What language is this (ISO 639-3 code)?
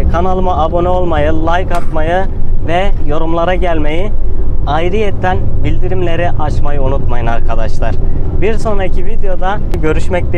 tur